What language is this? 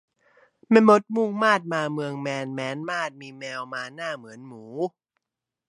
Thai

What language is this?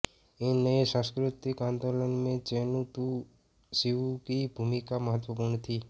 Hindi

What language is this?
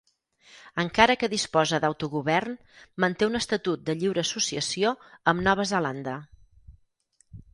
Catalan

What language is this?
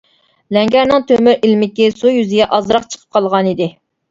Uyghur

